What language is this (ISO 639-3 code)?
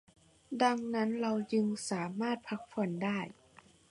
tha